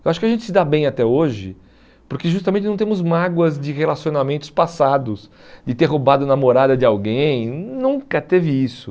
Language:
Portuguese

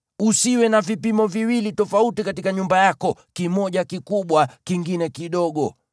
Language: Swahili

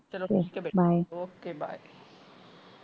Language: Punjabi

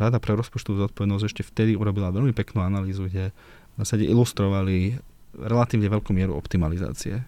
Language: Slovak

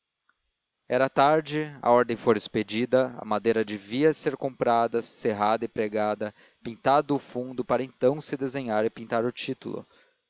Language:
Portuguese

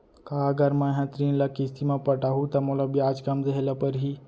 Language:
Chhattisgarhi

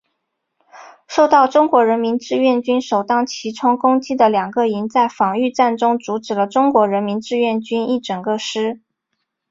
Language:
Chinese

